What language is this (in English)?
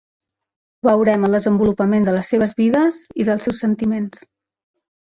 Catalan